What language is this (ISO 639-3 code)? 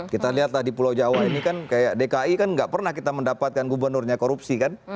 ind